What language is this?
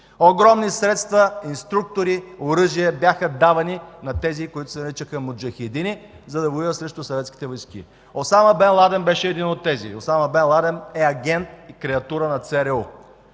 Bulgarian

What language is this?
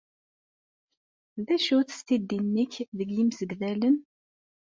Kabyle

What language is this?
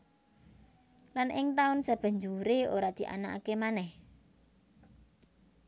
Javanese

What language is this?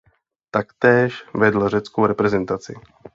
Czech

